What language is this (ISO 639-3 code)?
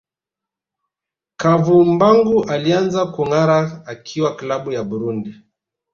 swa